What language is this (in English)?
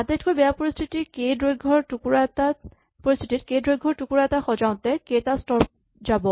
Assamese